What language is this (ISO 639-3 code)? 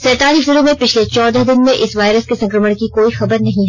hin